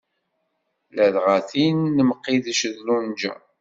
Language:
Kabyle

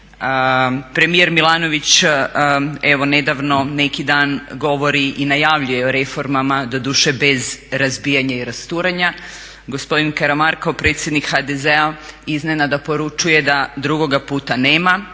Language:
Croatian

